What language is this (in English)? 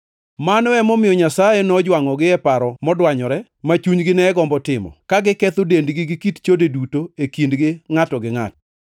Luo (Kenya and Tanzania)